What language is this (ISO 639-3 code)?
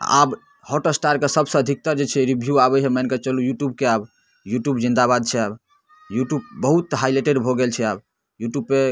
mai